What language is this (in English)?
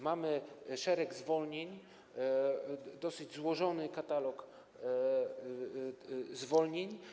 Polish